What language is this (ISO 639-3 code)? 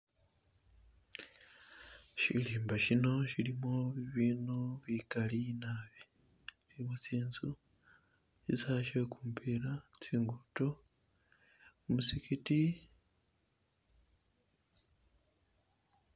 myx